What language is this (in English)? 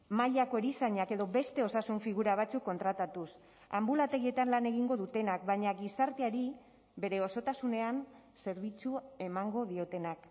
Basque